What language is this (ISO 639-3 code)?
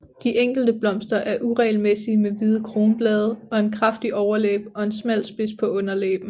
dan